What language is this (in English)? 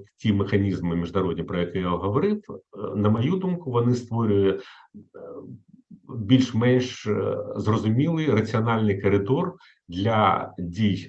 Ukrainian